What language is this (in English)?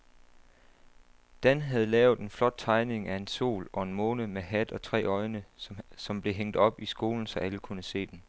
Danish